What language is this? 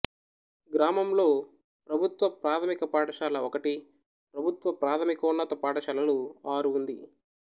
Telugu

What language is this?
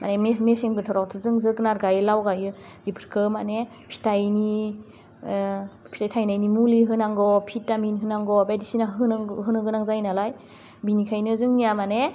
Bodo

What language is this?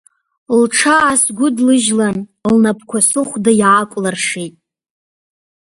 Abkhazian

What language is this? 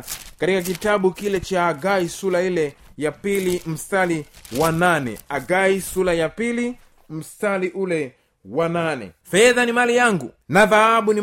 Swahili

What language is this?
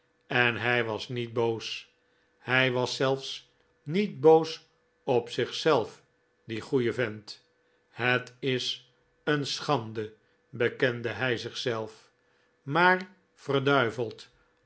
Dutch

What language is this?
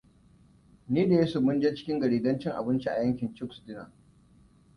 Hausa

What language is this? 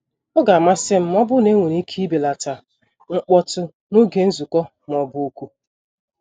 Igbo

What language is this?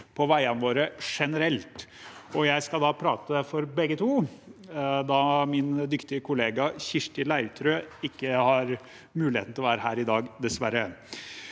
Norwegian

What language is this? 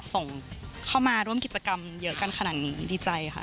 Thai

